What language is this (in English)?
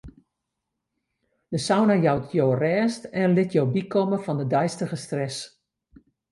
Western Frisian